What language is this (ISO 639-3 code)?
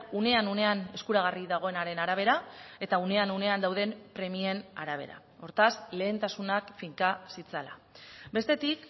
eus